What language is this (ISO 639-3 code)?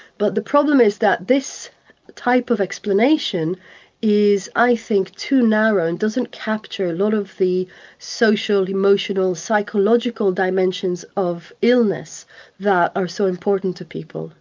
eng